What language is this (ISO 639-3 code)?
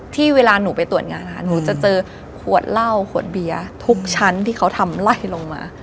tha